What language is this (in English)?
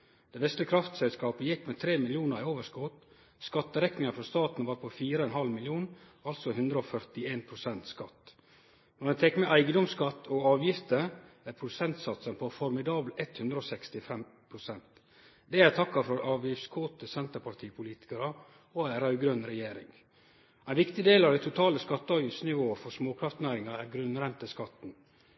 Norwegian Nynorsk